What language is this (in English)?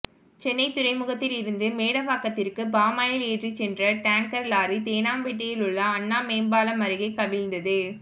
Tamil